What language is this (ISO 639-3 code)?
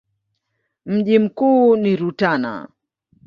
swa